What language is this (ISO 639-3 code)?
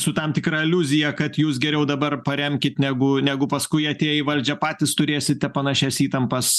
lit